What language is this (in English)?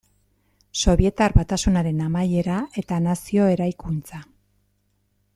Basque